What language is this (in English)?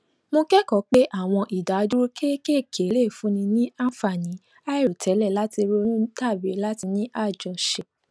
Yoruba